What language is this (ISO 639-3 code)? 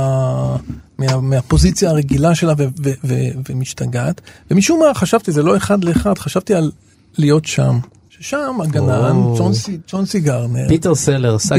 heb